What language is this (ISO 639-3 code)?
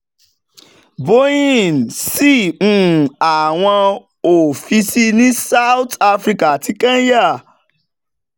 yor